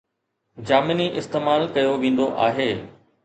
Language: Sindhi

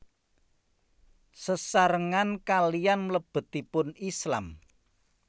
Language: Javanese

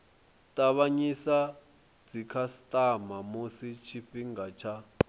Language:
Venda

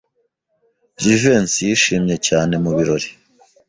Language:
Kinyarwanda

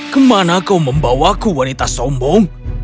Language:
Indonesian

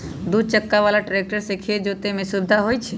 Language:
Magahi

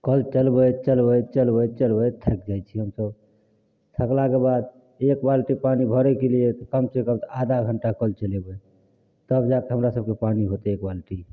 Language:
Maithili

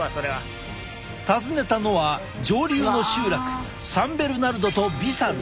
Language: Japanese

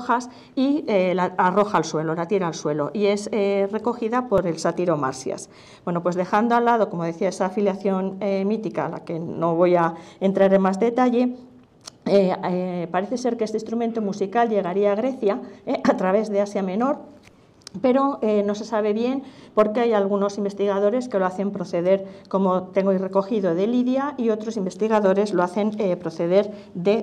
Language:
Spanish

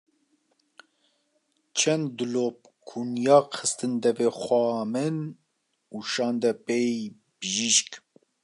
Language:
Kurdish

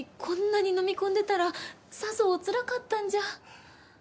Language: Japanese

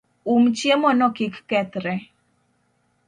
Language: Luo (Kenya and Tanzania)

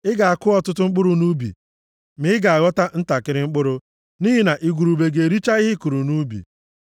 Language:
Igbo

